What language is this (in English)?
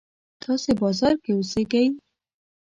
Pashto